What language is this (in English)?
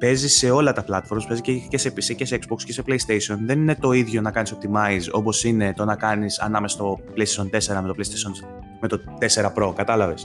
Greek